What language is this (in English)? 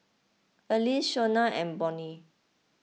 English